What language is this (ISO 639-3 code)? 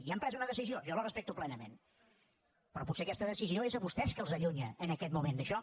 cat